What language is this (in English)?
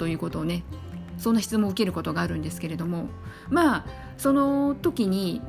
Japanese